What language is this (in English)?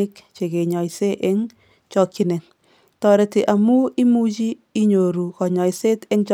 Kalenjin